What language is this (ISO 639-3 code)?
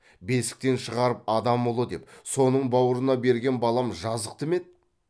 kaz